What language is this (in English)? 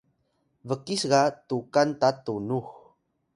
Atayal